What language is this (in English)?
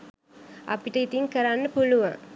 Sinhala